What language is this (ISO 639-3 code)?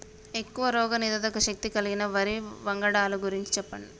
tel